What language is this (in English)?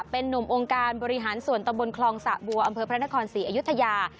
Thai